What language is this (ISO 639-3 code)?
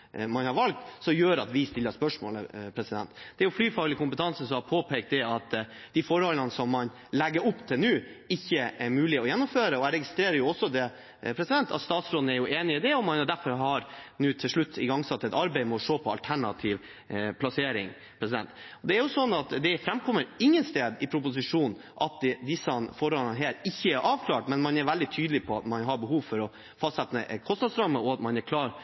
nob